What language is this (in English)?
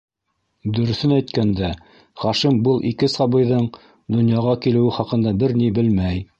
Bashkir